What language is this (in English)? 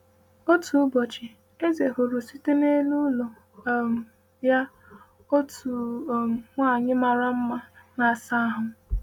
Igbo